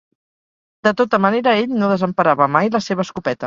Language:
Catalan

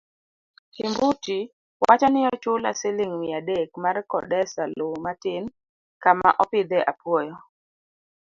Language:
Luo (Kenya and Tanzania)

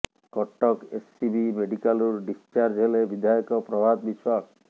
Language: Odia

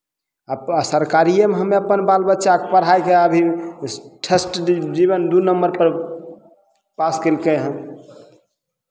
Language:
Maithili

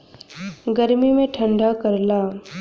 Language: Bhojpuri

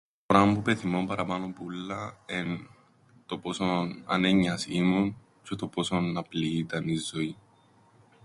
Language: Greek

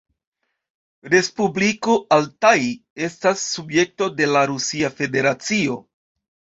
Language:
Esperanto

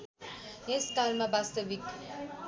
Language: Nepali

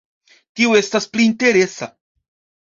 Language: Esperanto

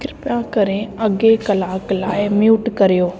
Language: Sindhi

